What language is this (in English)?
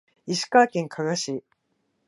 Japanese